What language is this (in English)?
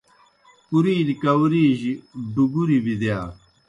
Kohistani Shina